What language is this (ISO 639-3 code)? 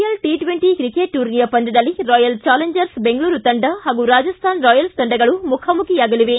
kan